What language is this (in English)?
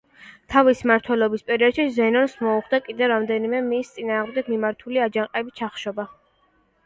Georgian